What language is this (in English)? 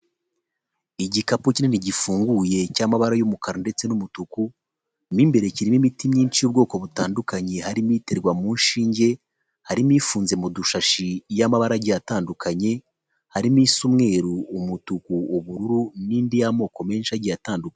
Kinyarwanda